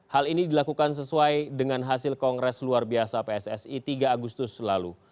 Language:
Indonesian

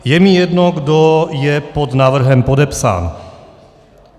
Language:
Czech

